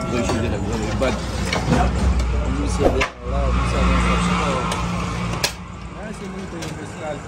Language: Arabic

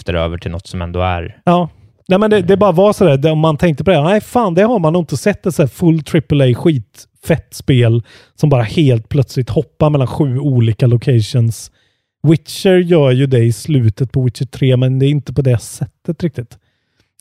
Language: Swedish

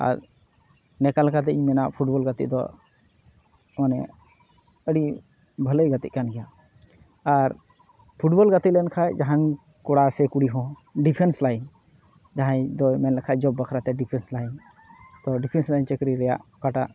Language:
Santali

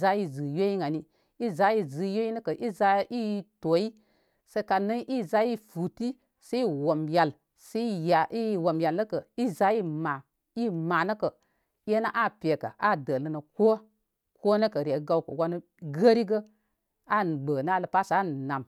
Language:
Koma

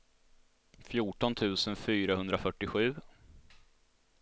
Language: Swedish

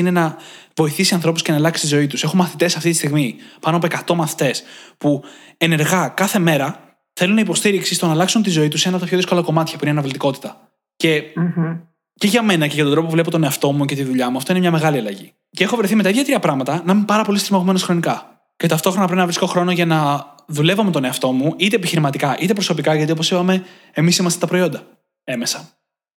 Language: Greek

